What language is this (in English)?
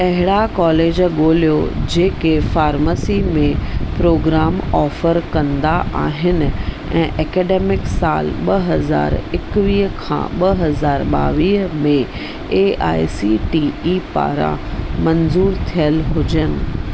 Sindhi